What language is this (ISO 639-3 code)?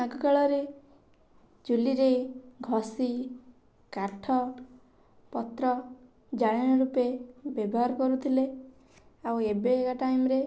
ori